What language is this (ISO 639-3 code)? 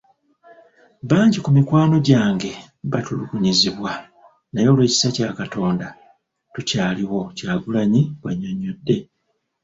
lug